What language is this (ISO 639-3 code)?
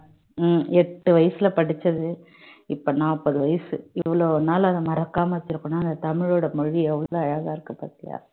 tam